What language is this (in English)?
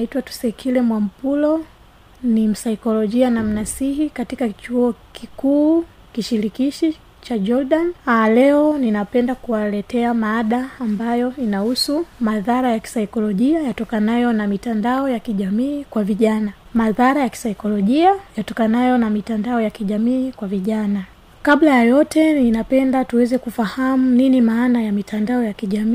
Swahili